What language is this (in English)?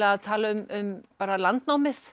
Icelandic